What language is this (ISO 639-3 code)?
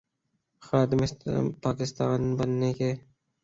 urd